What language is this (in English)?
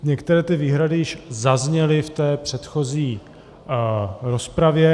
Czech